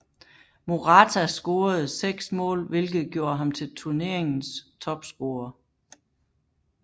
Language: Danish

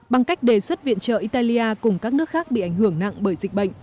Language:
Vietnamese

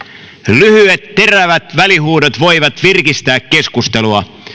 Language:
Finnish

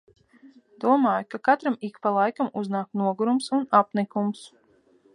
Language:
Latvian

